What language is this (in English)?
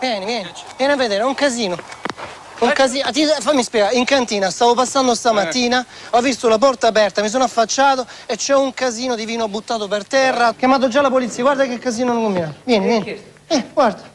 Italian